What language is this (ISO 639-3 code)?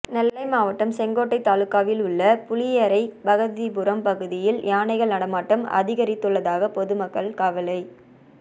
tam